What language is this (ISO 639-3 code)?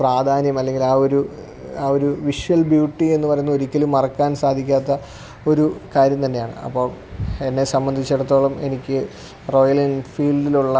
mal